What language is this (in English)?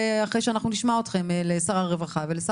Hebrew